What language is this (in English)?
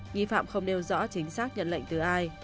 Vietnamese